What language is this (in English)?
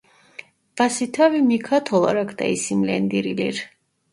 Turkish